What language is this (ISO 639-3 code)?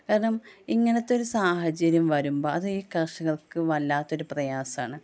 mal